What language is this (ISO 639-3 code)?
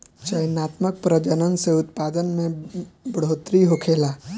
bho